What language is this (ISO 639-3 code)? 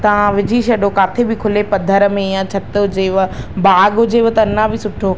snd